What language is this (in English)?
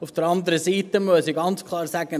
Swiss German